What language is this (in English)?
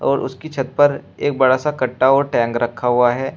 Hindi